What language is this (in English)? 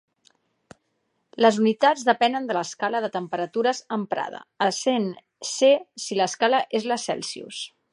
Catalan